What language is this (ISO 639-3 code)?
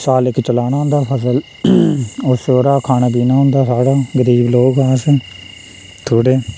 doi